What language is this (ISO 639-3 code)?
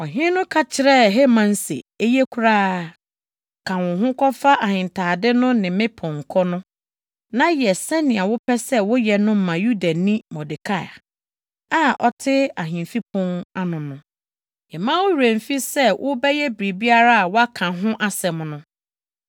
aka